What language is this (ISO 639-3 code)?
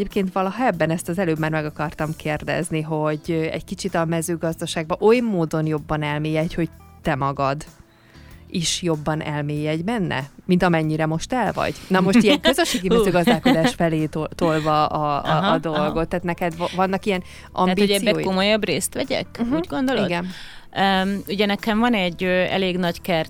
hun